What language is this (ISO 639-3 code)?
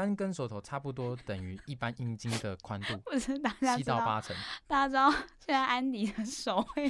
zho